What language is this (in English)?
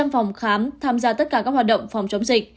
Vietnamese